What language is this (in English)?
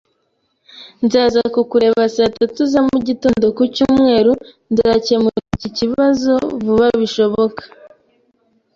Kinyarwanda